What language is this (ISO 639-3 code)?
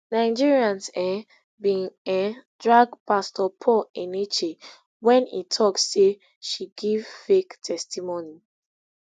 pcm